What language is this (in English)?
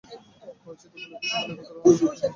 Bangla